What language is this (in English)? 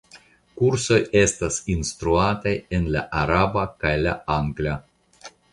Esperanto